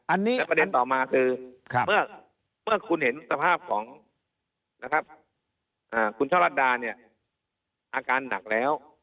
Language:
Thai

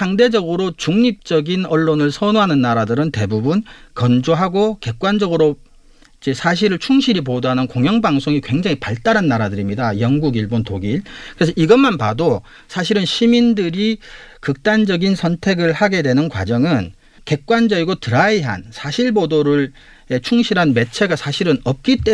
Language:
Korean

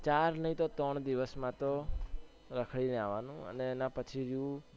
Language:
Gujarati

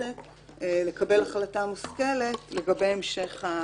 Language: Hebrew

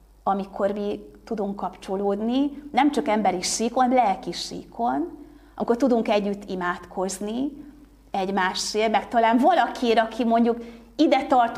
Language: Hungarian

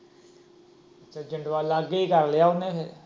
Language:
Punjabi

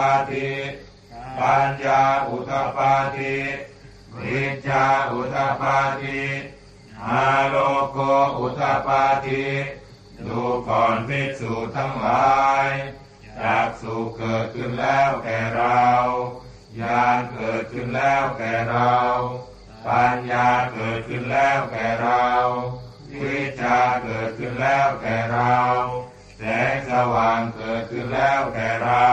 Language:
Thai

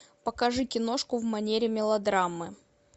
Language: Russian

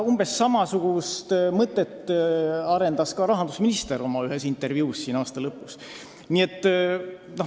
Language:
Estonian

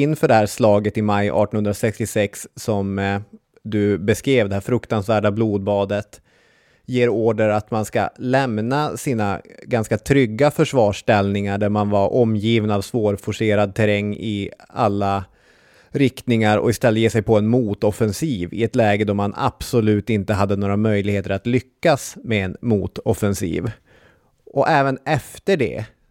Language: Swedish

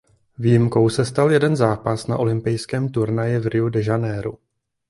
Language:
Czech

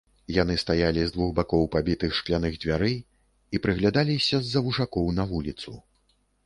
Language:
Belarusian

